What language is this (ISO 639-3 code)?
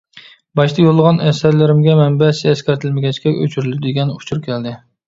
uig